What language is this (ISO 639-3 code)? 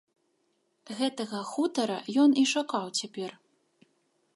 bel